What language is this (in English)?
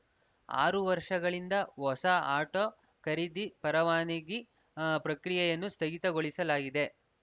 Kannada